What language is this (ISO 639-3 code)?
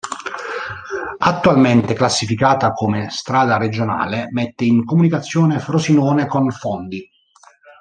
ita